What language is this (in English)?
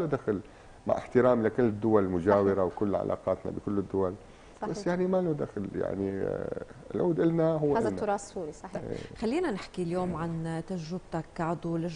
Arabic